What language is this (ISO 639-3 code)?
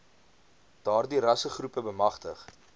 afr